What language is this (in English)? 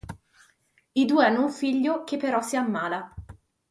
Italian